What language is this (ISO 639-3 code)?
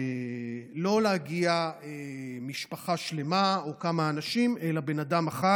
heb